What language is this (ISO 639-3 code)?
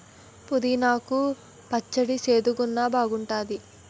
tel